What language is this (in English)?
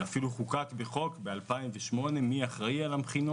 Hebrew